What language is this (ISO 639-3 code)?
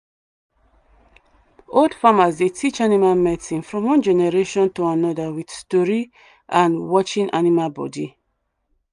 pcm